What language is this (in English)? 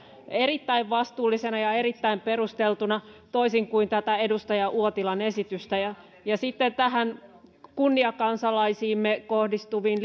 Finnish